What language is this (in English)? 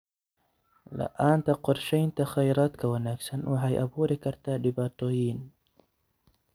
Somali